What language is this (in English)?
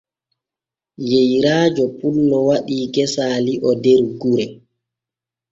Borgu Fulfulde